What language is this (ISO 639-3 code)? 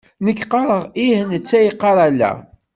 kab